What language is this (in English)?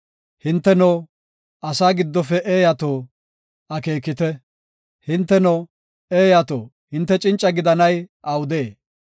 Gofa